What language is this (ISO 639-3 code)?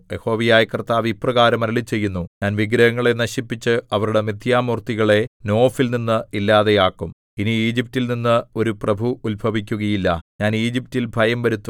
mal